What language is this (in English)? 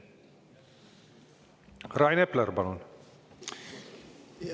Estonian